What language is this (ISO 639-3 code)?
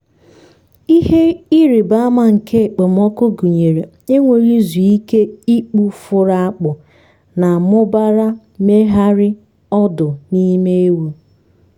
ibo